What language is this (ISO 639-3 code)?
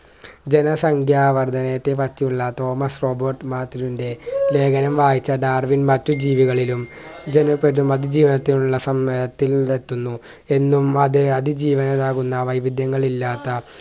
mal